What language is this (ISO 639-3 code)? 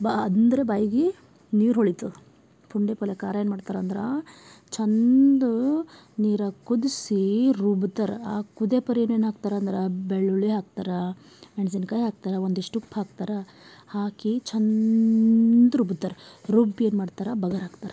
kan